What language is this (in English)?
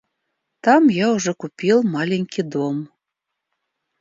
Russian